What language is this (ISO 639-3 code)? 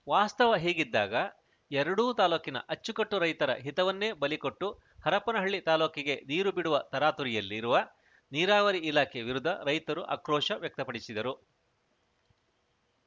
kan